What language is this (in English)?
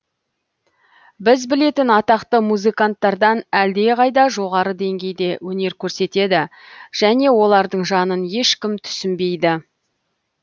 Kazakh